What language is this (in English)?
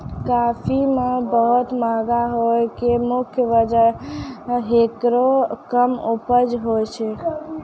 Maithili